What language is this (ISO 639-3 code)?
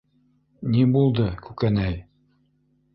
bak